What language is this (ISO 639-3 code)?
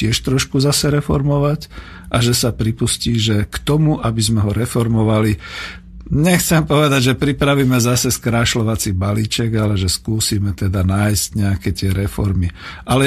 slk